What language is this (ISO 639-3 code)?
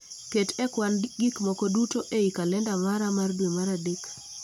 luo